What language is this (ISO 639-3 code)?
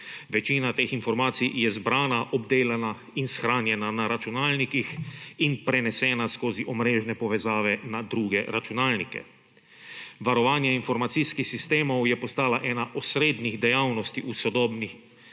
slv